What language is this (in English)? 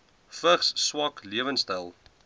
Afrikaans